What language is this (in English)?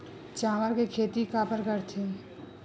Chhattisgarhi